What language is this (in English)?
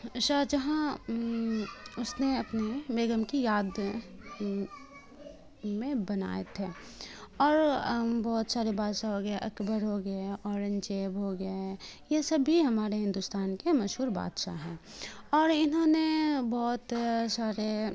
Urdu